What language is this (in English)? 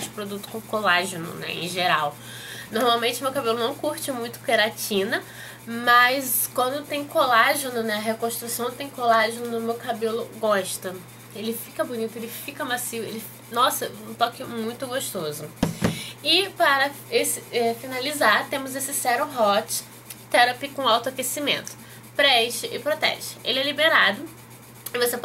Portuguese